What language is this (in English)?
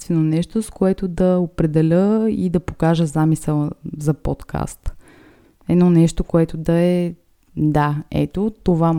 Bulgarian